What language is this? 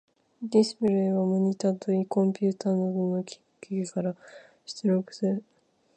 Japanese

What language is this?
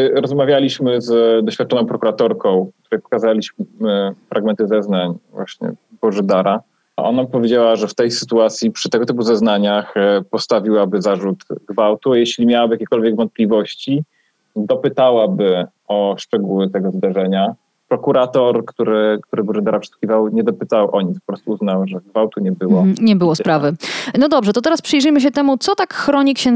Polish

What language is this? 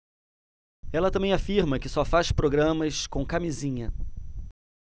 Portuguese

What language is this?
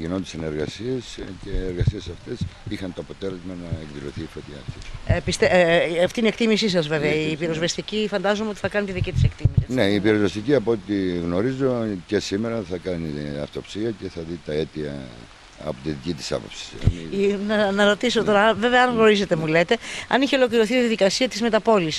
Greek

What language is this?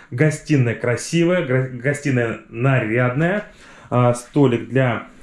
Russian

